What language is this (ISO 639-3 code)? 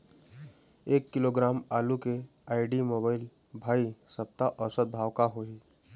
hne